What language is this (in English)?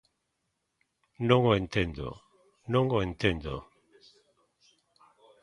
Galician